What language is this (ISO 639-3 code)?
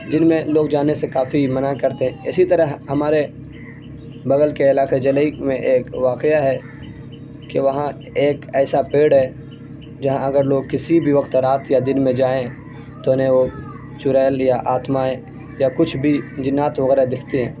urd